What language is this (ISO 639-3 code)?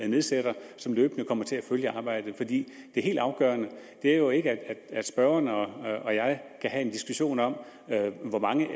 dan